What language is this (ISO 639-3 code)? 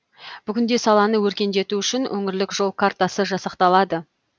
kaz